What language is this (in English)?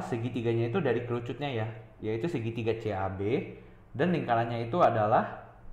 Indonesian